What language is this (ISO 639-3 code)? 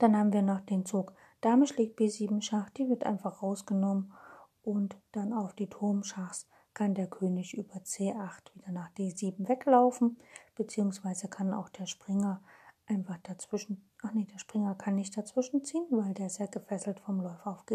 deu